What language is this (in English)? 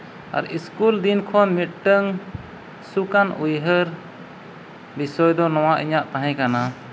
Santali